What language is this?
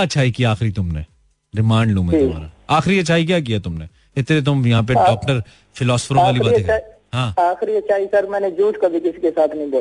Hindi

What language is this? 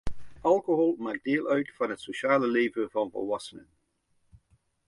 Dutch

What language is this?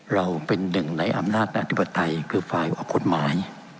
Thai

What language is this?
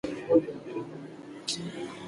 Pashto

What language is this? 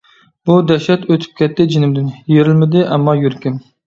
Uyghur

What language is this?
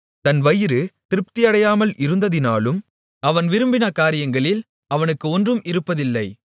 Tamil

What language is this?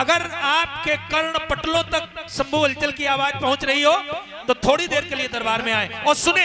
Hindi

